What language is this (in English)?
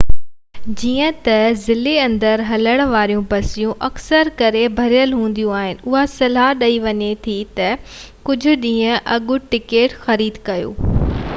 Sindhi